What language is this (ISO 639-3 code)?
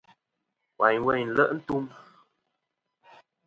bkm